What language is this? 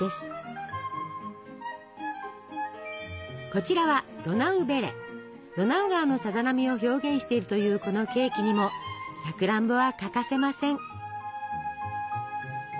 Japanese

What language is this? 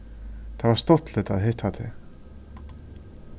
Faroese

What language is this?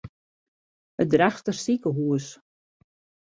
Western Frisian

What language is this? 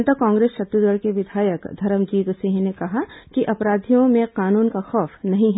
Hindi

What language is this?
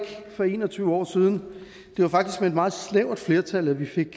Danish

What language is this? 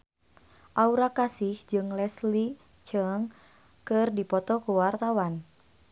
Sundanese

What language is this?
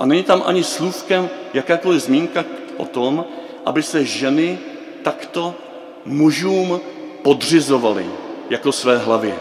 Czech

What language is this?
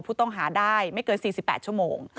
Thai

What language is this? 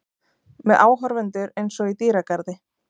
Icelandic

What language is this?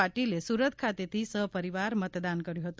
Gujarati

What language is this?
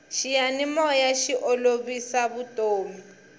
Tsonga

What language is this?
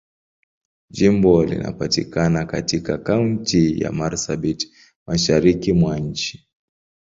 Swahili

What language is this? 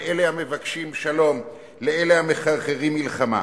Hebrew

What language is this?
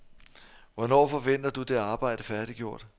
Danish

